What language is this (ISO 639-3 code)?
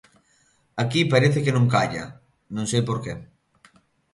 glg